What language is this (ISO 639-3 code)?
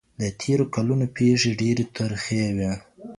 pus